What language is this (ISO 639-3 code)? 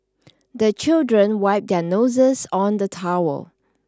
eng